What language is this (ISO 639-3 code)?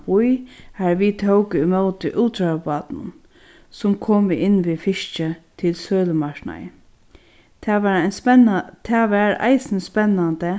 fao